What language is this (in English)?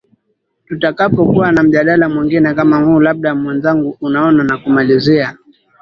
Swahili